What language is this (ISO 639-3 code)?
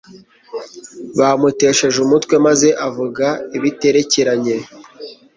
kin